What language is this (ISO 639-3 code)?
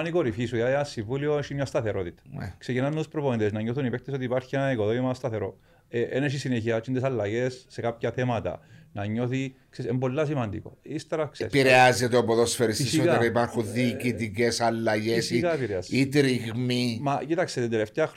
ell